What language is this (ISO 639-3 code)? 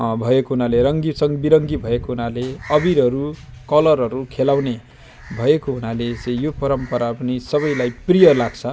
nep